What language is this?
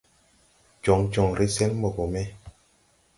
Tupuri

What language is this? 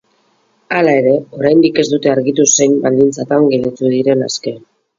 Basque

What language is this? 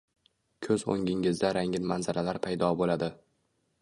Uzbek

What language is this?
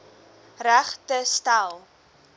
Afrikaans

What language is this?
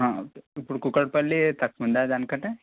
Telugu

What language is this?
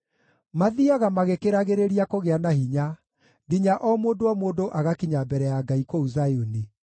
Kikuyu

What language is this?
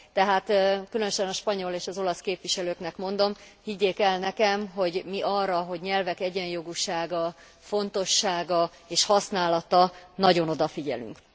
Hungarian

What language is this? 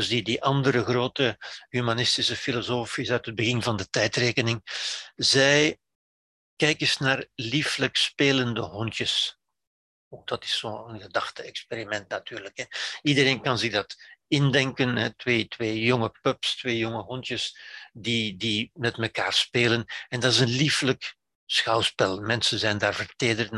Dutch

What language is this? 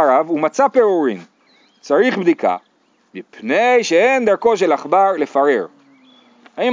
Hebrew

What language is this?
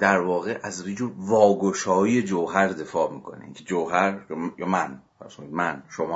Persian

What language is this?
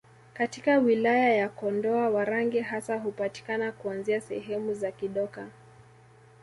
Swahili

